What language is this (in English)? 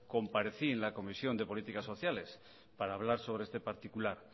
Spanish